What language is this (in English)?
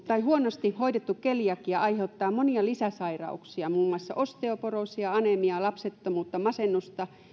Finnish